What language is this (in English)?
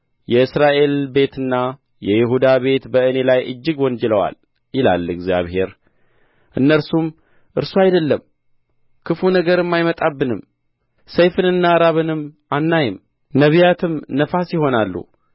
Amharic